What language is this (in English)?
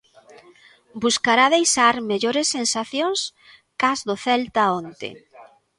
Galician